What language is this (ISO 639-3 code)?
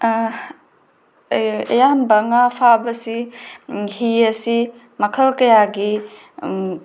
mni